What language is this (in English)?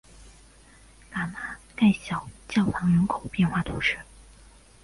Chinese